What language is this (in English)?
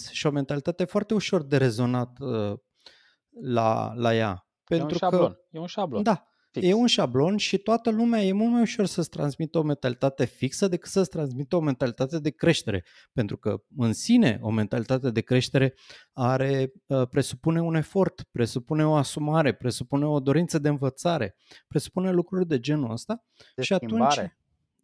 Romanian